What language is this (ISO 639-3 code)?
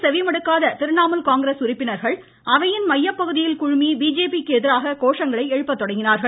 tam